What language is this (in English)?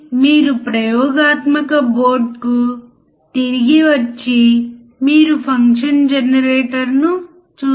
Telugu